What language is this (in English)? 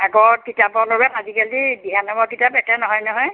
Assamese